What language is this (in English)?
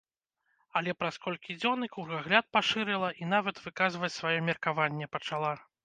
Belarusian